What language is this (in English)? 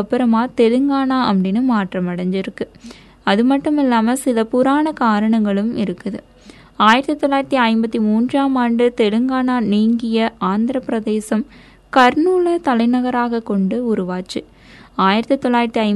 Tamil